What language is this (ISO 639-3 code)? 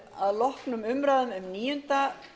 isl